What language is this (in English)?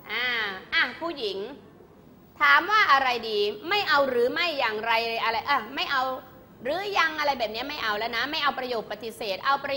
Thai